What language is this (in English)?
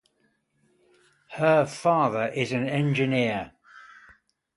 English